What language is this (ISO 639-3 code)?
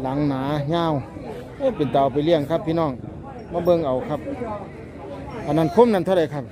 tha